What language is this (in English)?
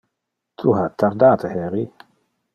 Interlingua